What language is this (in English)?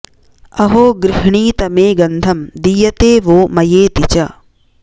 Sanskrit